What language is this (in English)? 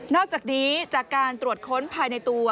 Thai